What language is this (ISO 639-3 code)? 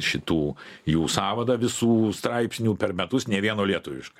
lit